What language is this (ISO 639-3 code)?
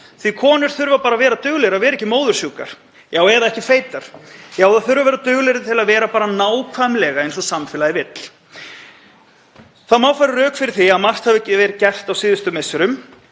isl